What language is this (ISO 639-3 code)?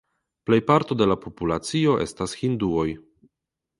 epo